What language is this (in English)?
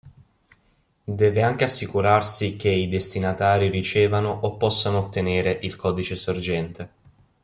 Italian